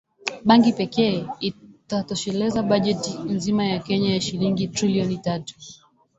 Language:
Swahili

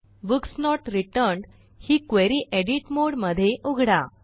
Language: Marathi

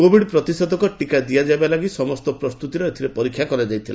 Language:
Odia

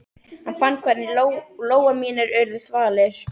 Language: Icelandic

